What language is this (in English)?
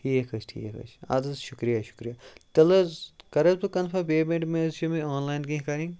Kashmiri